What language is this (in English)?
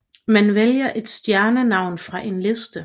Danish